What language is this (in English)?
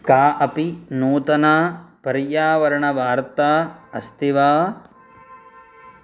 Sanskrit